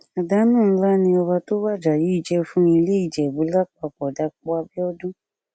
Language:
Yoruba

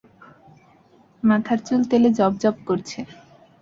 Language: Bangla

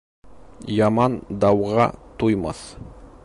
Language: Bashkir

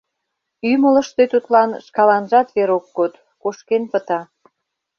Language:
Mari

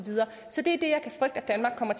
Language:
Danish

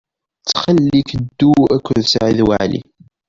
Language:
Kabyle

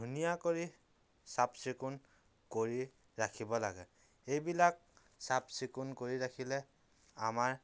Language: Assamese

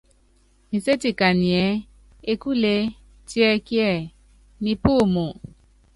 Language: Yangben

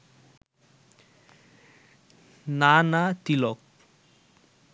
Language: Bangla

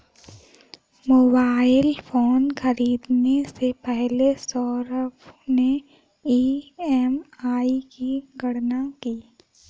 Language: Hindi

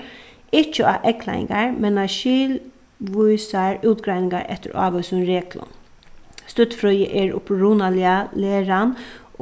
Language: Faroese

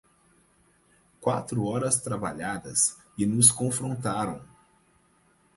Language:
Portuguese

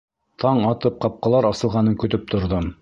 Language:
Bashkir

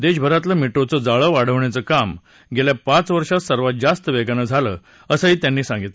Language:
Marathi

